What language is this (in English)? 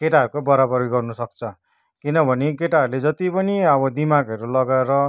Nepali